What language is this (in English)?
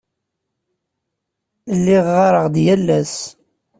Kabyle